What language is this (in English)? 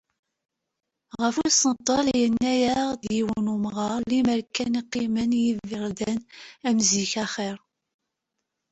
Kabyle